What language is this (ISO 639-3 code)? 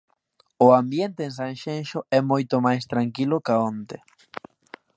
glg